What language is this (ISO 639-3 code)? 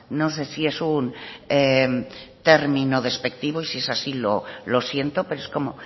spa